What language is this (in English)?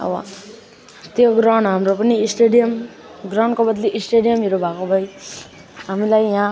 Nepali